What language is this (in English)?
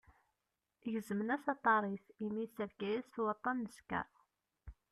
Kabyle